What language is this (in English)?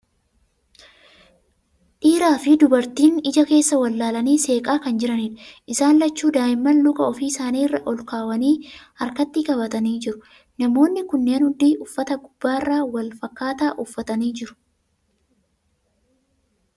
Oromo